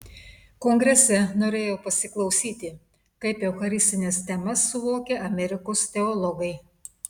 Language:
Lithuanian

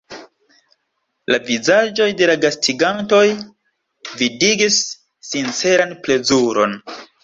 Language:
Esperanto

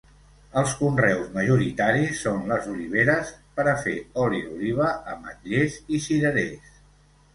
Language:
Catalan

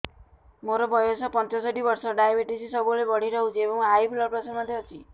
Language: Odia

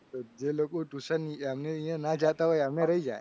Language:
Gujarati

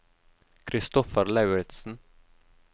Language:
Norwegian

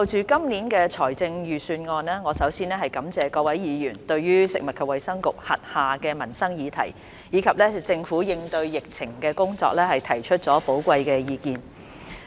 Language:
Cantonese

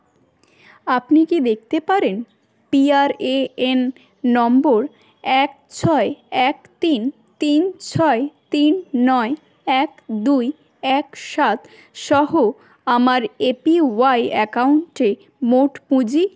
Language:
Bangla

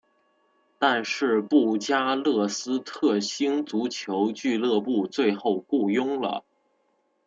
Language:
Chinese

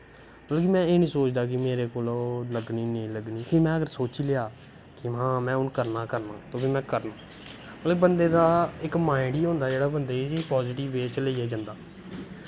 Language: Dogri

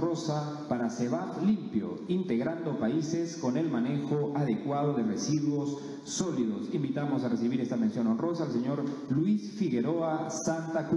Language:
Spanish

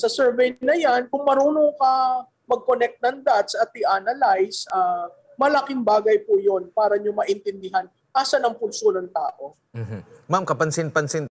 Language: Filipino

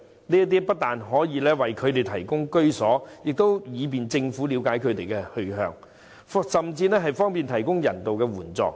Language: Cantonese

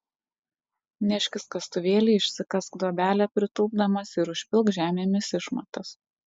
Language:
Lithuanian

